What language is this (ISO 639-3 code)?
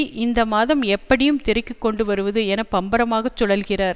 tam